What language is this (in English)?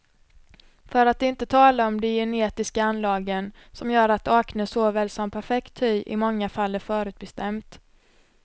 Swedish